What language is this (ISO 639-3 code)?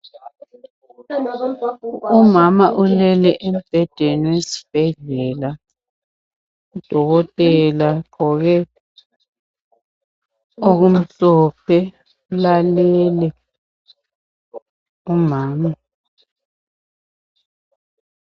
nde